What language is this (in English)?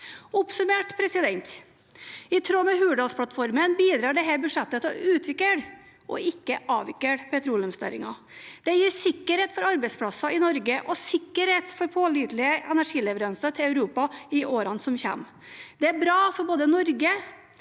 Norwegian